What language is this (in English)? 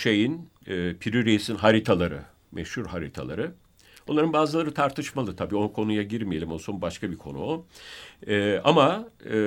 Turkish